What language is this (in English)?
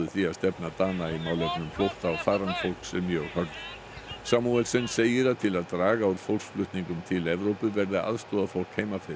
Icelandic